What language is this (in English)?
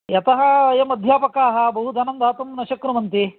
Sanskrit